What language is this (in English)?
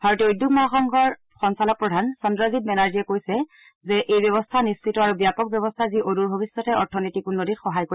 Assamese